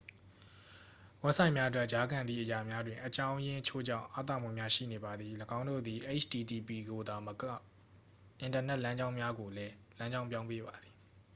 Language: Burmese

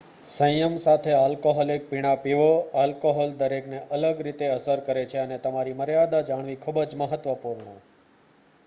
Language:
Gujarati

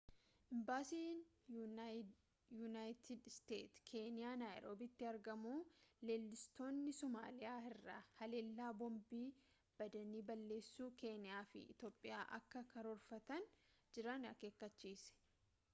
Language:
Oromo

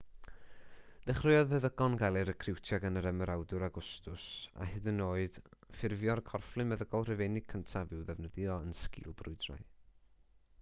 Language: Welsh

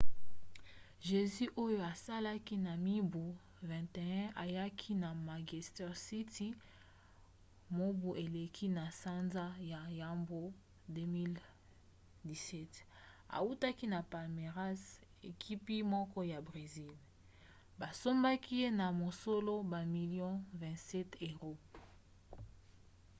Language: Lingala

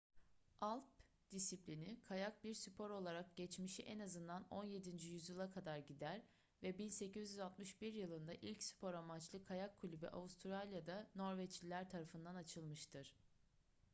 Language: Turkish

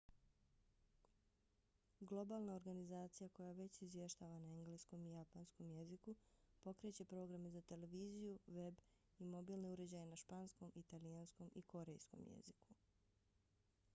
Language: Bosnian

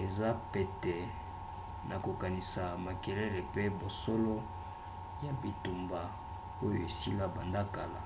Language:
Lingala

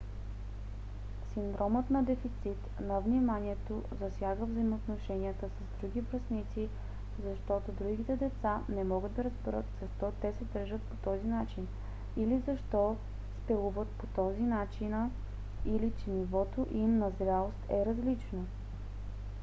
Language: Bulgarian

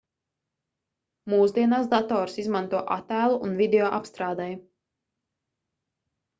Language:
Latvian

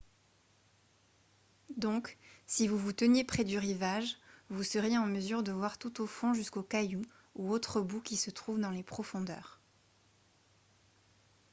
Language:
French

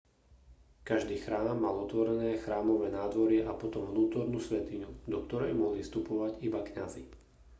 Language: Slovak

